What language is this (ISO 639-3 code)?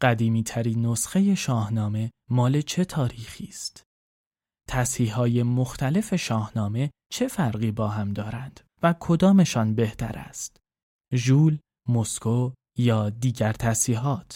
fas